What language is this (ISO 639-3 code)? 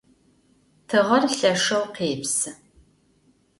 ady